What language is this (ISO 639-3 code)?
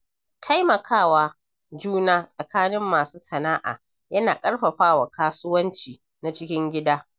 hau